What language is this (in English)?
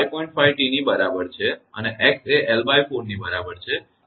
Gujarati